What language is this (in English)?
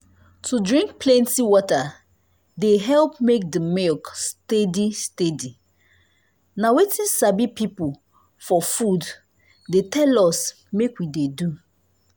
Nigerian Pidgin